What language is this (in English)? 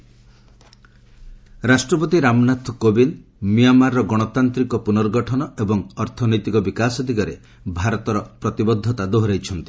Odia